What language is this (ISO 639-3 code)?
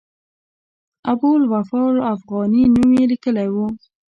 pus